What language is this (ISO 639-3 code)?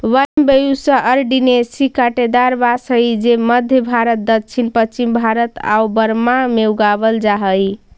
mag